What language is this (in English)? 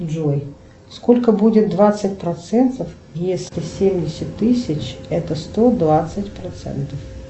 Russian